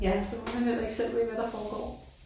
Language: Danish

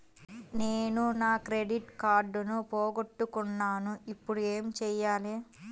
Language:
Telugu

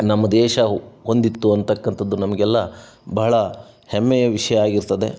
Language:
Kannada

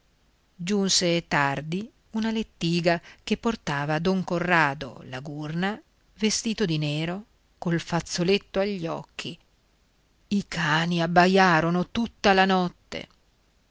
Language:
Italian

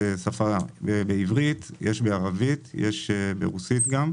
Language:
Hebrew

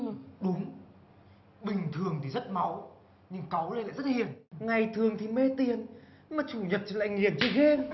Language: Vietnamese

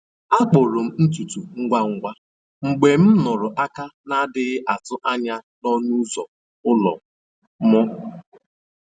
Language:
Igbo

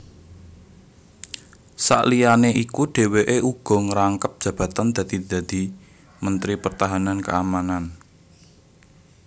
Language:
Javanese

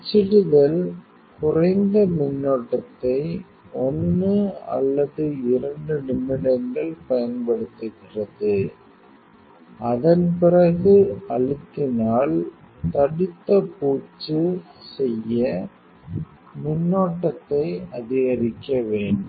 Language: Tamil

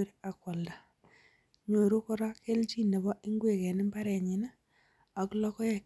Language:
Kalenjin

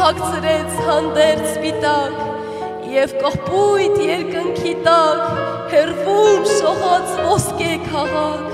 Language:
Turkish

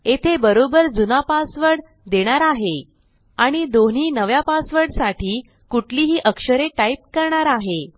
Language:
Marathi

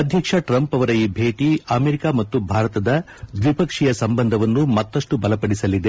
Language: Kannada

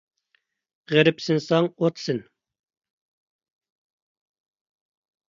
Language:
Uyghur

